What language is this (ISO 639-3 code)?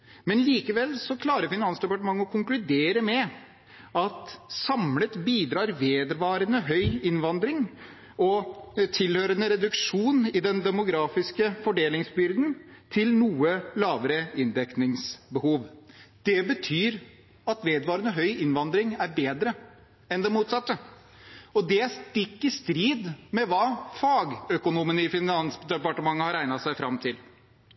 nob